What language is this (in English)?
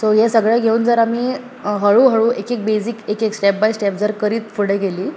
Konkani